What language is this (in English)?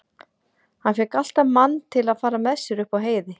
Icelandic